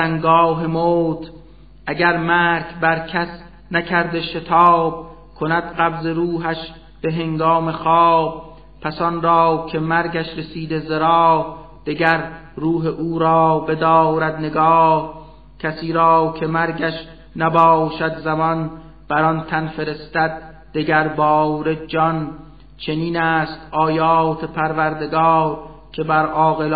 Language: Persian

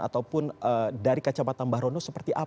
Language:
Indonesian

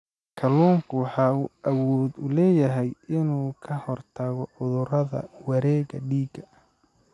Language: Somali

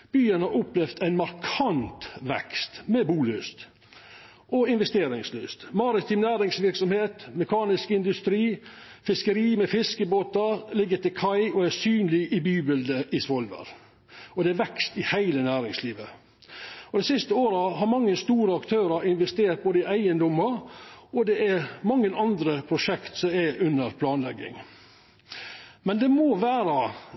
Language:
Norwegian Nynorsk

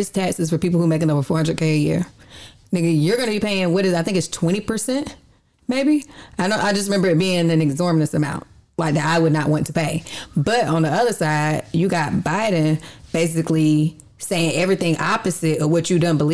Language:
English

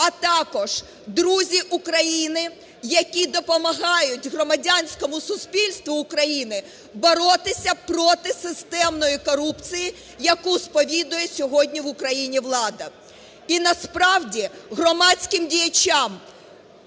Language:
Ukrainian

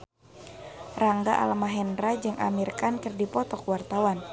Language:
Sundanese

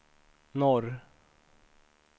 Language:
Swedish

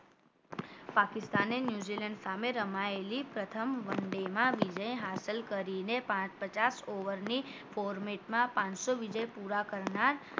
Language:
Gujarati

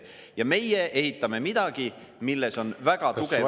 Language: Estonian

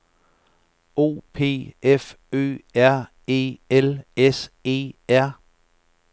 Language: Danish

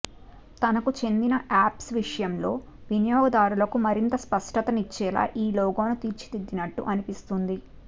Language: Telugu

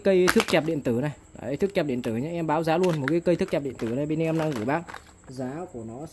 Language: Vietnamese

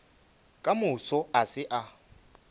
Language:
Northern Sotho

